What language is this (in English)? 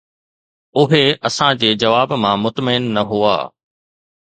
Sindhi